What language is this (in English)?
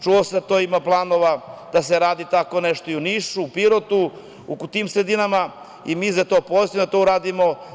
Serbian